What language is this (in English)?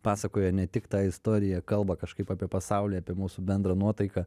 Lithuanian